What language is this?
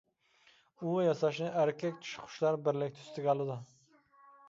Uyghur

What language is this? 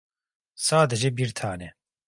Turkish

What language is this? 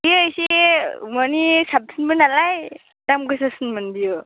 Bodo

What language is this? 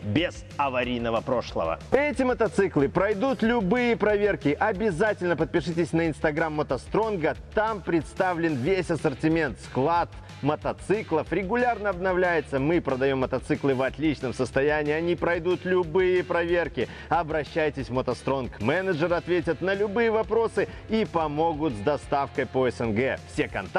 Russian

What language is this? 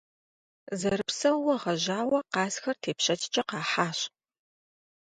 Kabardian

